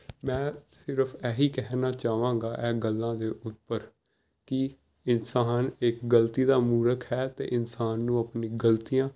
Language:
Punjabi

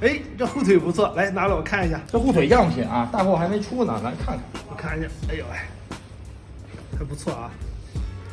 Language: Chinese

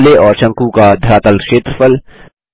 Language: Hindi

